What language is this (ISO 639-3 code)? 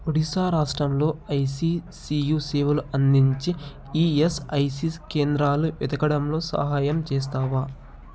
tel